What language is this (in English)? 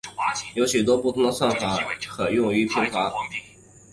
Chinese